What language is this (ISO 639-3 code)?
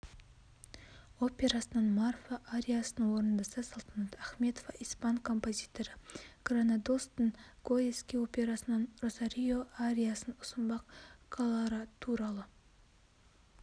kaz